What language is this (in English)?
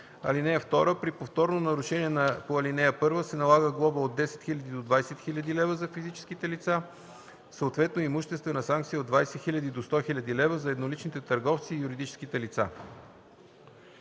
Bulgarian